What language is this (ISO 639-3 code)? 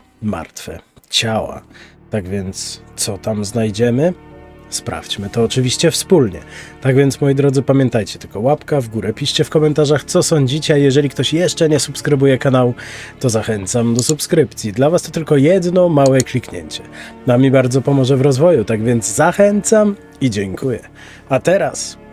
pol